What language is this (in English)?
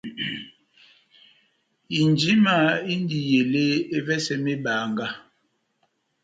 Batanga